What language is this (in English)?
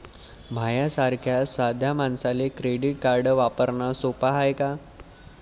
Marathi